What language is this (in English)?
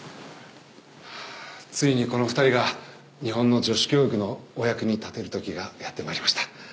Japanese